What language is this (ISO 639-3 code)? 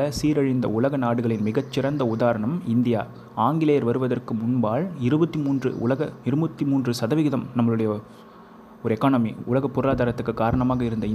tam